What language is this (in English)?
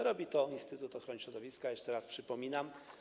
Polish